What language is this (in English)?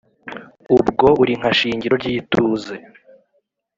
Kinyarwanda